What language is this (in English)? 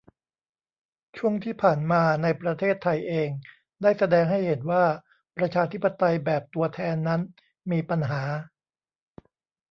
Thai